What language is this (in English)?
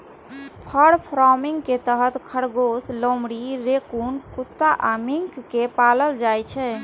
Maithili